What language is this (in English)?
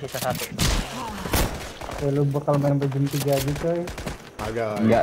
Indonesian